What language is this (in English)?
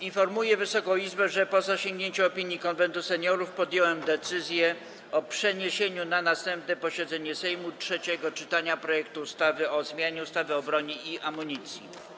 Polish